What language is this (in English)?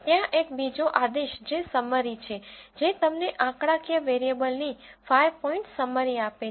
Gujarati